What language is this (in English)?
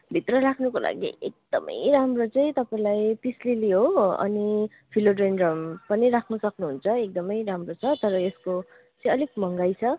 Nepali